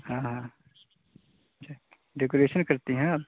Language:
Hindi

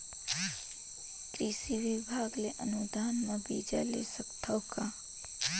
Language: Chhattisgarhi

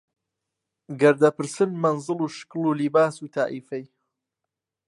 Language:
Central Kurdish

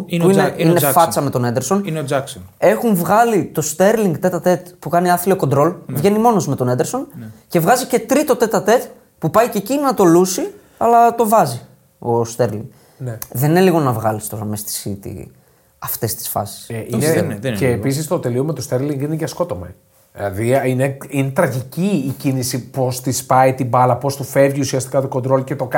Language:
Greek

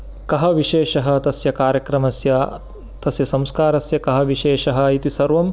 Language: Sanskrit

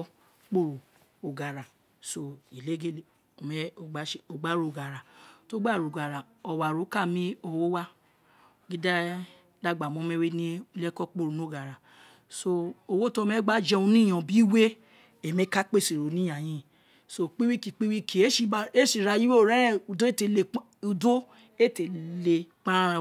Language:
Isekiri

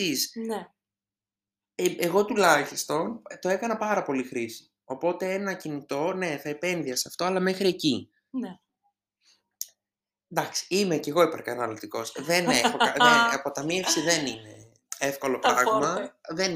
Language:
Greek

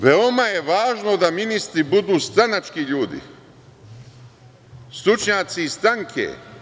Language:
Serbian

